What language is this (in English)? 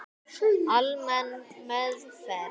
Icelandic